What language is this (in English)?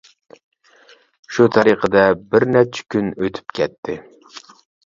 Uyghur